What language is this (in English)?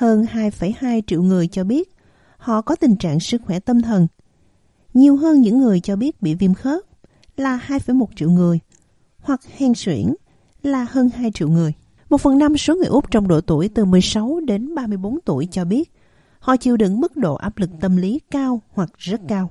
Vietnamese